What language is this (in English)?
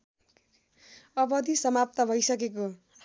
Nepali